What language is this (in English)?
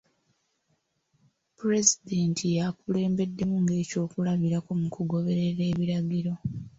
Ganda